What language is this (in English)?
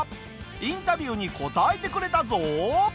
Japanese